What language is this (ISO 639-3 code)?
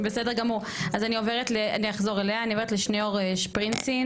heb